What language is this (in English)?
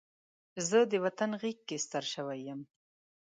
Pashto